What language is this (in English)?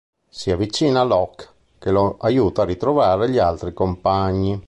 Italian